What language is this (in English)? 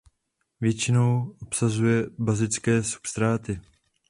Czech